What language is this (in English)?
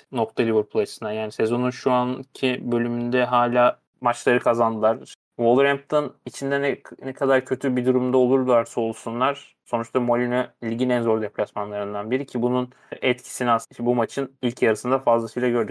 Turkish